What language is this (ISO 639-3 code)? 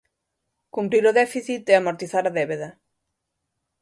glg